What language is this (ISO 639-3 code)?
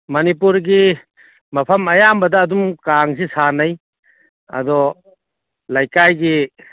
mni